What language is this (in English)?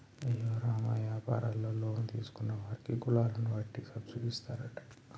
Telugu